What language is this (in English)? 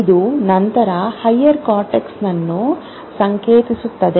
Kannada